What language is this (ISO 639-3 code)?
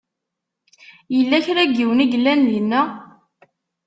kab